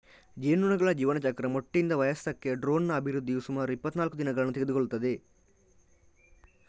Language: Kannada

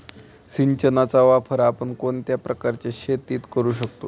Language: Marathi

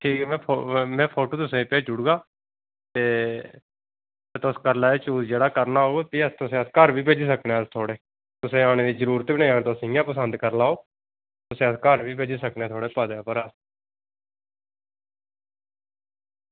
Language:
Dogri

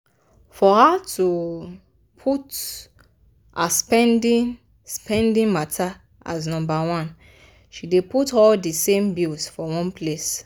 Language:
Nigerian Pidgin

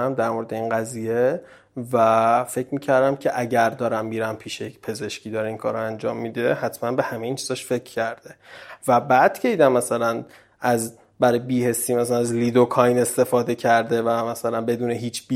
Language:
Persian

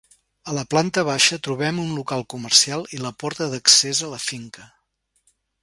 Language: Catalan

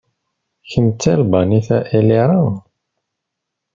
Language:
Kabyle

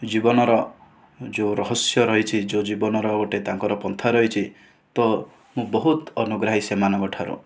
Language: Odia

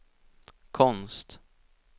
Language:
Swedish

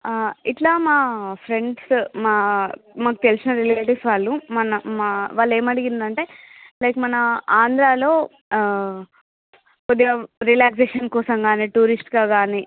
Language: Telugu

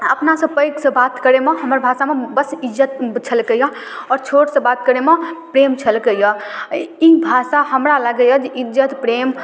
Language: Maithili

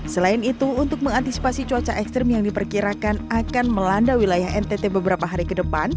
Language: Indonesian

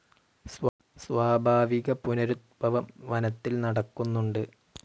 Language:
Malayalam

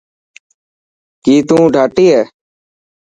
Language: Dhatki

